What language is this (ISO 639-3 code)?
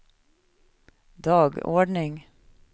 swe